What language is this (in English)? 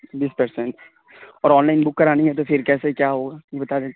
Urdu